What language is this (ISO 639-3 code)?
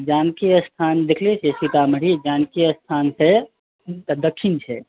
mai